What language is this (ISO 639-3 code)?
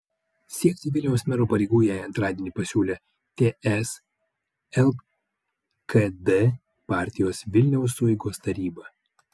lit